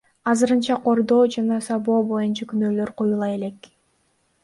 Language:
Kyrgyz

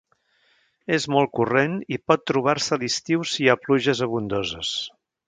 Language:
Catalan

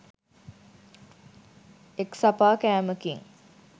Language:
Sinhala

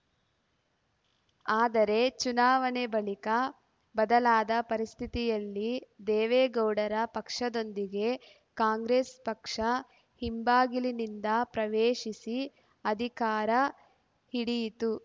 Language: Kannada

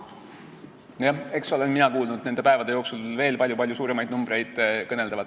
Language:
Estonian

